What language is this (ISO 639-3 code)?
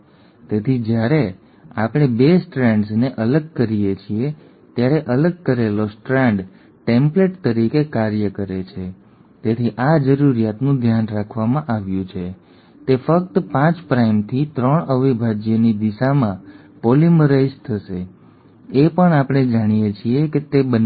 guj